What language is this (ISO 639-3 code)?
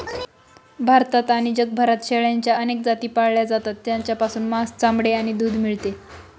mar